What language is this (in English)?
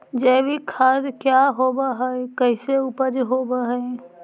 Magahi